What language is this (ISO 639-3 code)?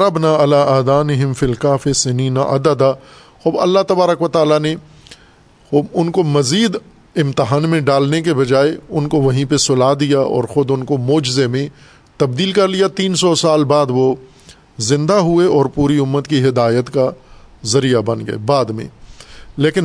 urd